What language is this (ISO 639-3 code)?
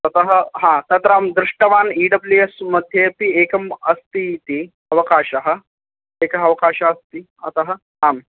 san